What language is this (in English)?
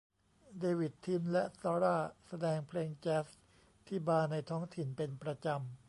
Thai